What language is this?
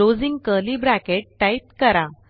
Marathi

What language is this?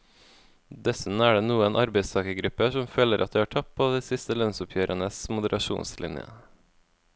Norwegian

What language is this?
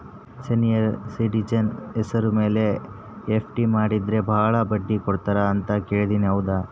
Kannada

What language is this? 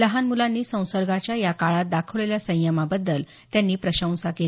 Marathi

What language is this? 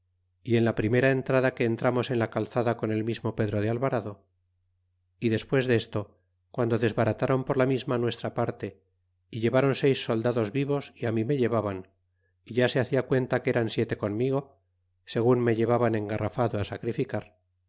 Spanish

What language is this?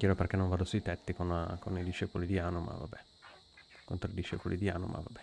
Italian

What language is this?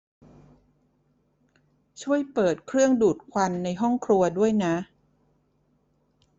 Thai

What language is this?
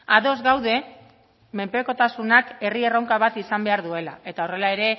Basque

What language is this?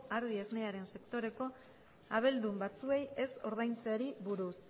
Basque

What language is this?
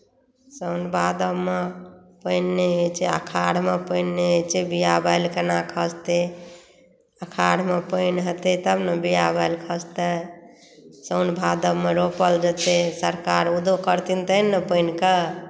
Maithili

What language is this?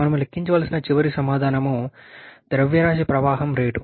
Telugu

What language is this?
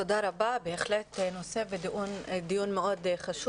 Hebrew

